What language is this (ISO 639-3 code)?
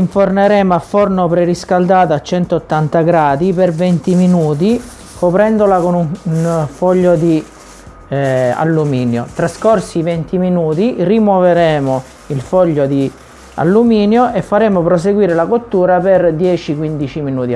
ita